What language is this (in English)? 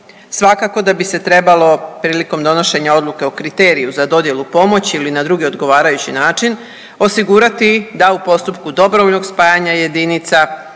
Croatian